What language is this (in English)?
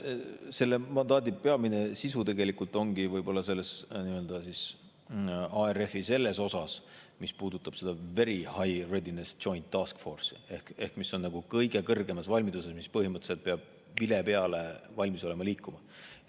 Estonian